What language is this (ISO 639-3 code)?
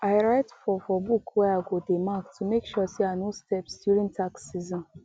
pcm